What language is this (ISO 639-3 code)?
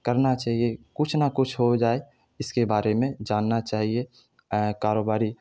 urd